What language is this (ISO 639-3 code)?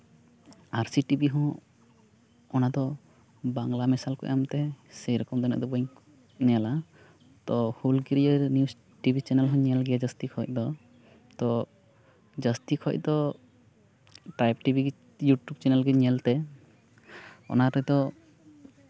sat